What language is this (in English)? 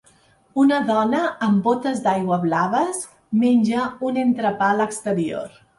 Catalan